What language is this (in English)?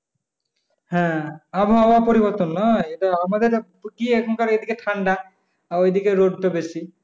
Bangla